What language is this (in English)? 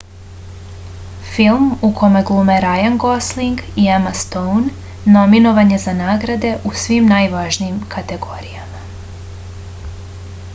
Serbian